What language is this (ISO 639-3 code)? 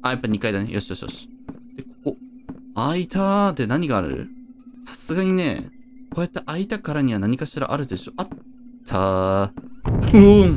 jpn